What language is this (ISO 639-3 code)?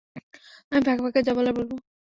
ben